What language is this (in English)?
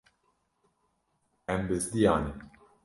Kurdish